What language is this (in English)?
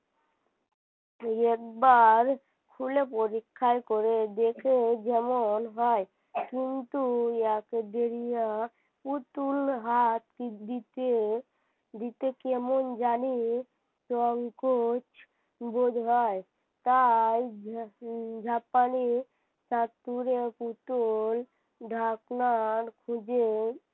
Bangla